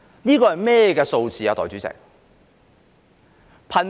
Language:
Cantonese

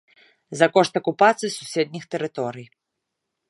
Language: Belarusian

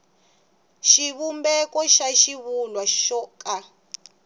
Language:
Tsonga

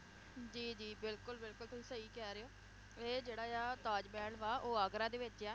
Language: Punjabi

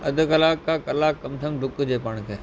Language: Sindhi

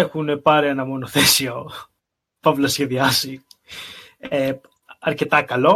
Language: Greek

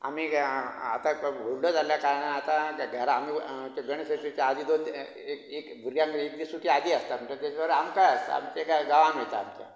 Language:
Konkani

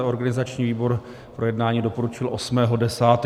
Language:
Czech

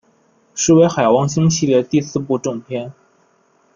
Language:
Chinese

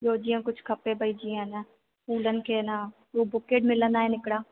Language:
Sindhi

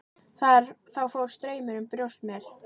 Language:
Icelandic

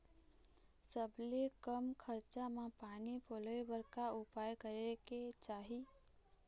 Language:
Chhattisgarhi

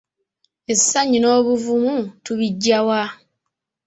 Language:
Ganda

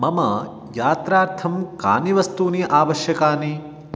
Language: Sanskrit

